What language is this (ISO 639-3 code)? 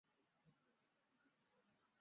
zho